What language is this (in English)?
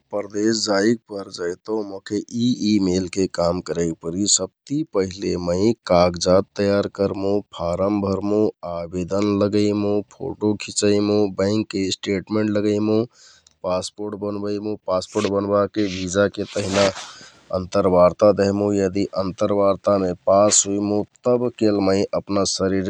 Kathoriya Tharu